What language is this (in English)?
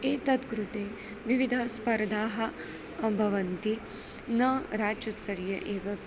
Sanskrit